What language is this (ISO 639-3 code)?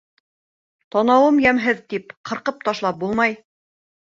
bak